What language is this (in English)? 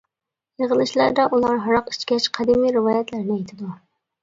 Uyghur